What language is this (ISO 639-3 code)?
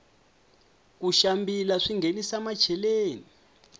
tso